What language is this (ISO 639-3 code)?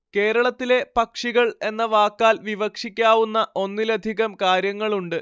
mal